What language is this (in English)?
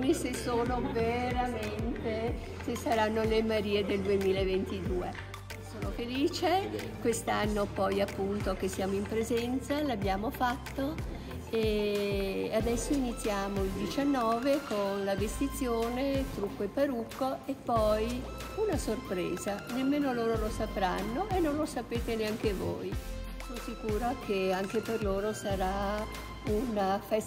Italian